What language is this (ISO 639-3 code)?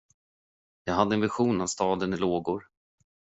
swe